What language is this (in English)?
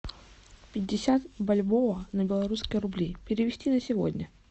Russian